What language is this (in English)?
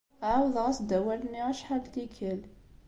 Kabyle